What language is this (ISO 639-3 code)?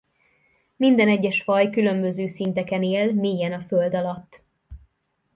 hun